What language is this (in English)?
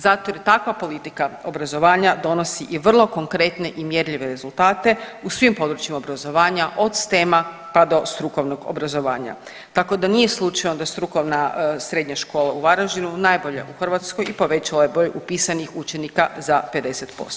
Croatian